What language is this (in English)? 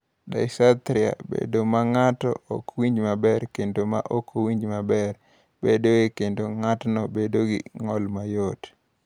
Luo (Kenya and Tanzania)